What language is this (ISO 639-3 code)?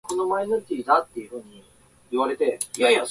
jpn